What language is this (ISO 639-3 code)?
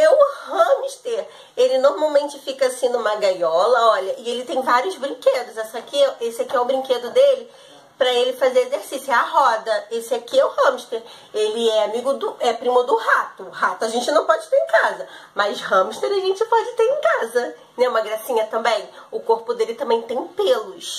por